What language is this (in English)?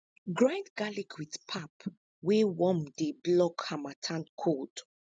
Nigerian Pidgin